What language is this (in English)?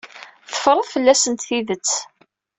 Kabyle